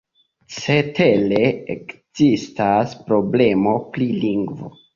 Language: Esperanto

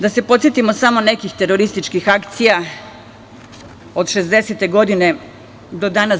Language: Serbian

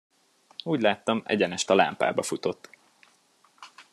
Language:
Hungarian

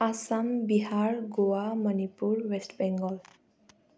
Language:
Nepali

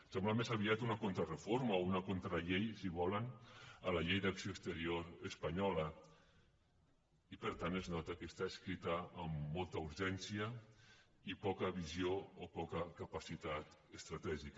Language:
Catalan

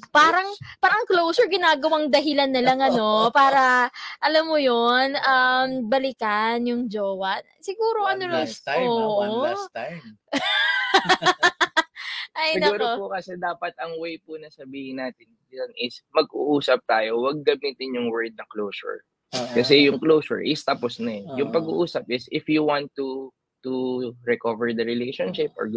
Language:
Filipino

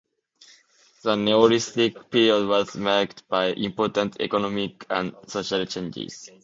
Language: English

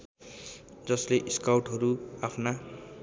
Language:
Nepali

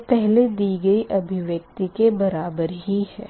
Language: Hindi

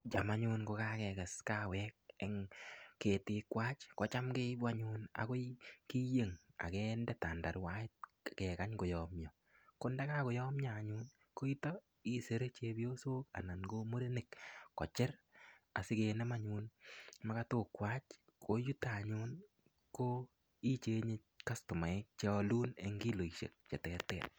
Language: Kalenjin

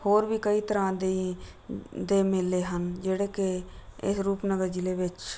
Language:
Punjabi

